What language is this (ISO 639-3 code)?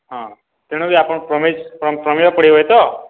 ori